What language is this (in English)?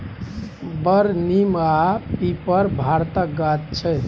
Maithili